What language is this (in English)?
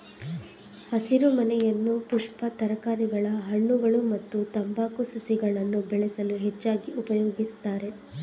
Kannada